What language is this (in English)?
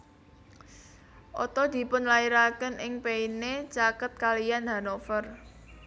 Javanese